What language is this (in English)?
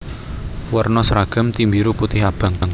Javanese